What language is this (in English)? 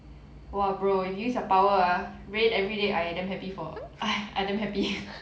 English